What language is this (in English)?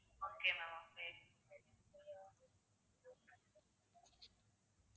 Tamil